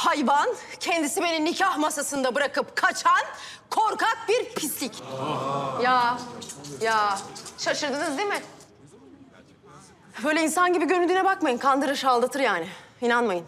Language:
Turkish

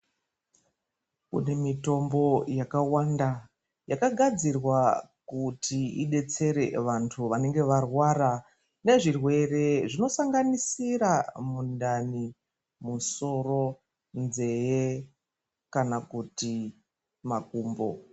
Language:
Ndau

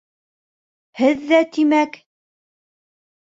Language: Bashkir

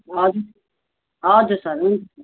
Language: Nepali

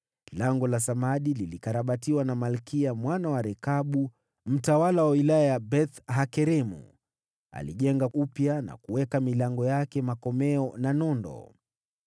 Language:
Swahili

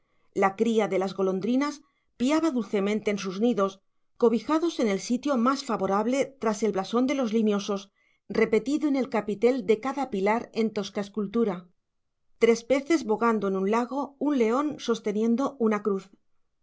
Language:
Spanish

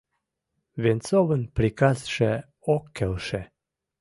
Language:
Mari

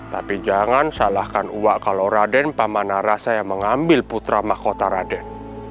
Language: Indonesian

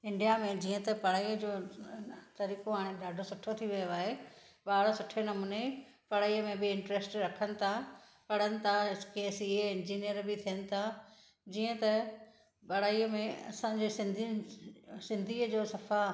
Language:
Sindhi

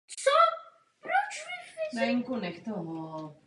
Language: Czech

